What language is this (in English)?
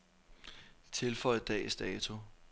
Danish